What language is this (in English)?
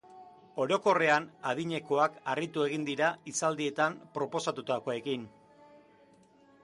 Basque